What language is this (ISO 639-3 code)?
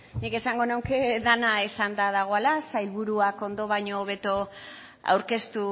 eus